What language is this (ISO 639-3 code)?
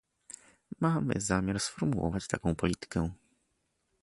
pol